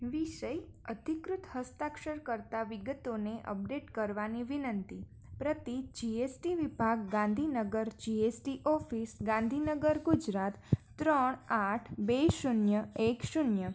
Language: Gujarati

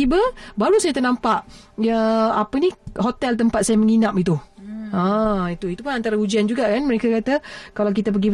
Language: Malay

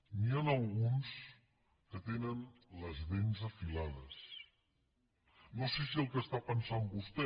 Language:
Catalan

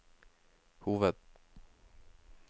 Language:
Norwegian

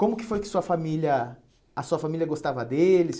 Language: Portuguese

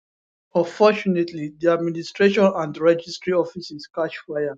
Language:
Nigerian Pidgin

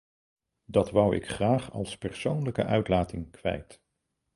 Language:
Dutch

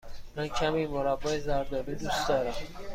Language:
Persian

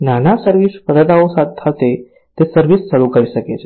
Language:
Gujarati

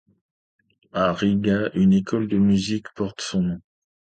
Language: French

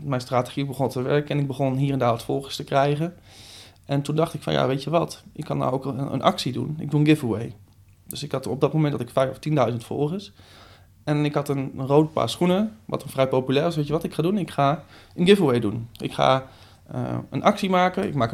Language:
Dutch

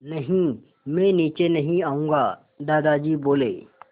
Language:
Hindi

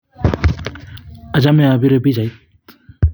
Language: Kalenjin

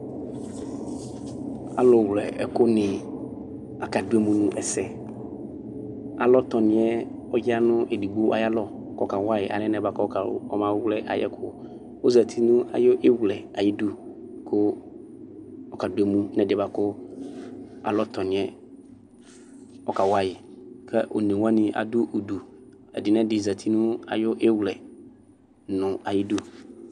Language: Ikposo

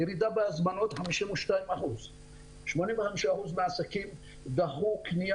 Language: Hebrew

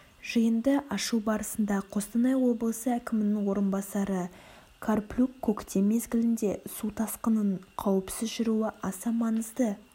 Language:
Kazakh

